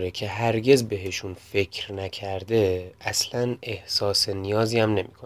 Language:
Persian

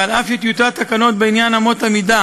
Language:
Hebrew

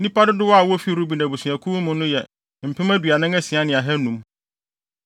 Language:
Akan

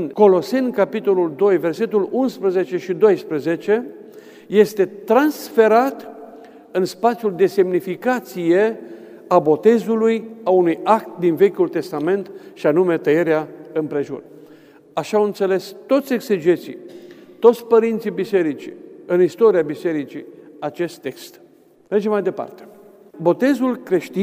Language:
Romanian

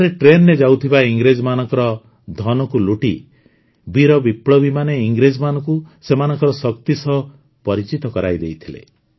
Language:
Odia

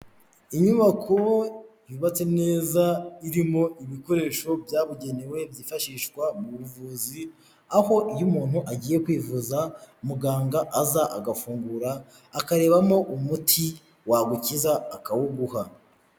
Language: Kinyarwanda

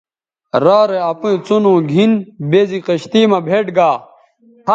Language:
Bateri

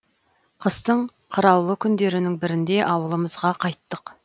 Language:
Kazakh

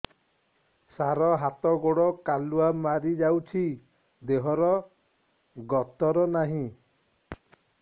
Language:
Odia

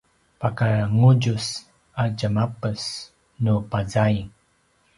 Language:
Paiwan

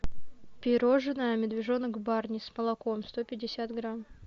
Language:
Russian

